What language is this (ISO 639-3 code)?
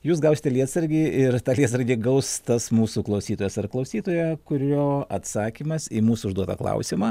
lit